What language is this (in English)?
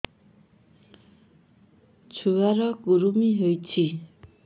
Odia